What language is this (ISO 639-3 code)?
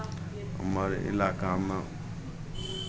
mai